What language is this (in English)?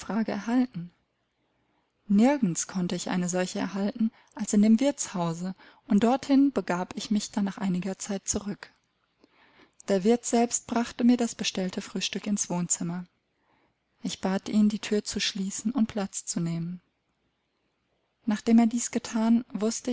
German